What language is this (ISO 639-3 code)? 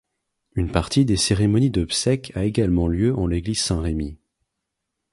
fra